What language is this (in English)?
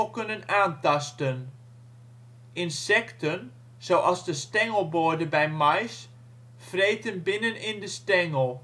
Dutch